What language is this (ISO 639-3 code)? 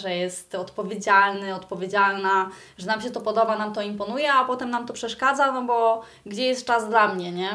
pol